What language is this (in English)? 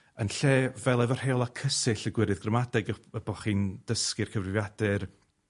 Welsh